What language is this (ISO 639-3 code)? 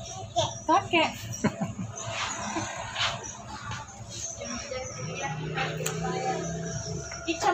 ind